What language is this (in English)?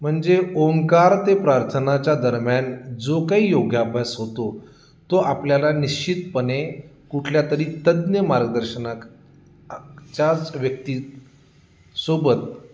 Marathi